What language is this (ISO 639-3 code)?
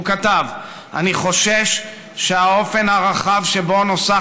heb